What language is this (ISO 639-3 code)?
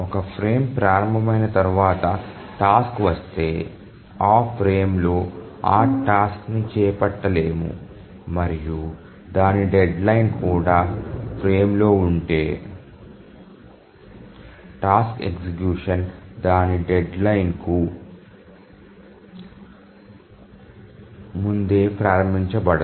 tel